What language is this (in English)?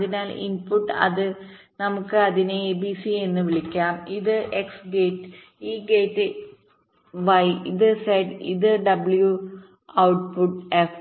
Malayalam